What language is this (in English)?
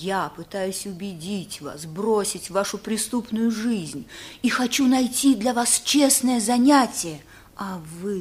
Russian